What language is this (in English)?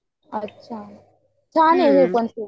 Marathi